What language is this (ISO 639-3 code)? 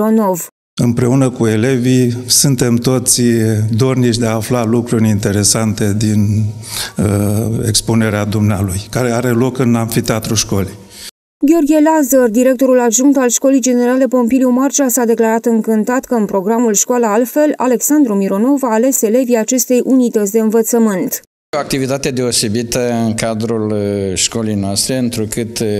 ron